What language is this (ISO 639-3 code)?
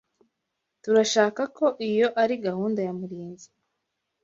kin